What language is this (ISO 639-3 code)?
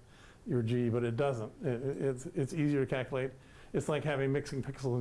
eng